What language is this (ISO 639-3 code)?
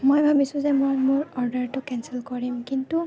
asm